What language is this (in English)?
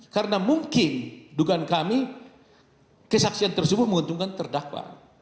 Indonesian